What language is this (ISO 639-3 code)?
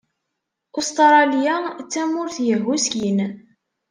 kab